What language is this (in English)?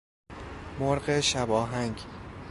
Persian